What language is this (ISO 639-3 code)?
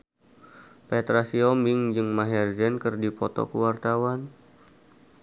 sun